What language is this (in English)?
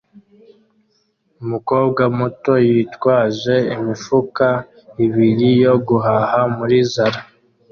Kinyarwanda